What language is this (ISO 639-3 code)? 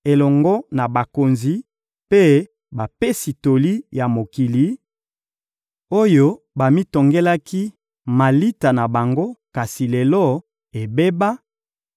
lin